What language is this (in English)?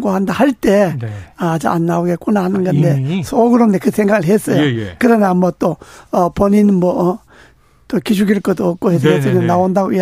Korean